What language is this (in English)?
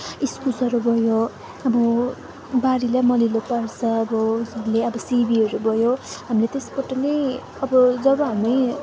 Nepali